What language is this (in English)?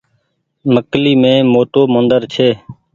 Goaria